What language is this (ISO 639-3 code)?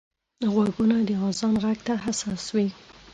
pus